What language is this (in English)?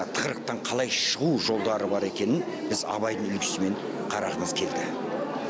Kazakh